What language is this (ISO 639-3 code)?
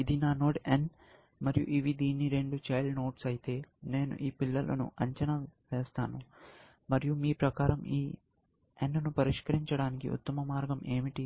tel